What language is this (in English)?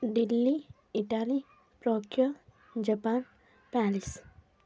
Telugu